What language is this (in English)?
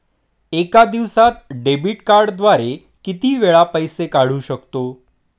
Marathi